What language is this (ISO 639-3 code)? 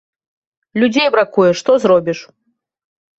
bel